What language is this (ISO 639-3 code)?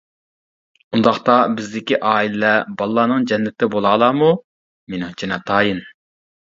uig